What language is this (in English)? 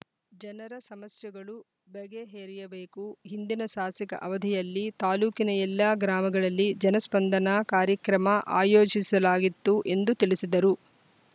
Kannada